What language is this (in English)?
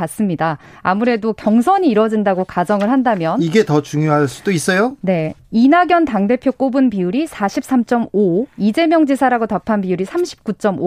Korean